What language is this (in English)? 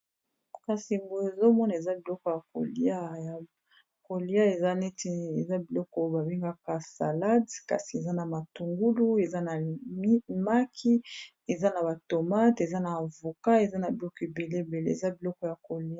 Lingala